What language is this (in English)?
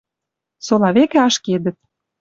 Western Mari